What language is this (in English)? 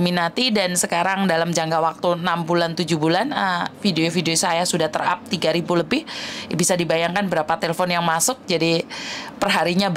Indonesian